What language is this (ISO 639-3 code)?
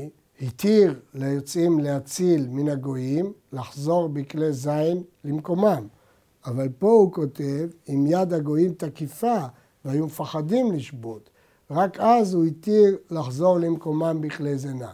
heb